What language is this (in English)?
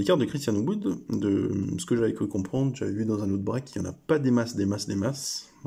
French